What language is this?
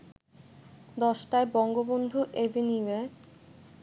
Bangla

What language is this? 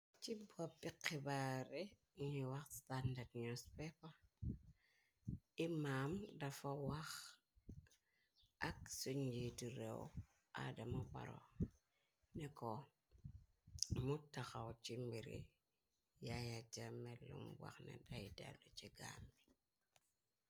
Wolof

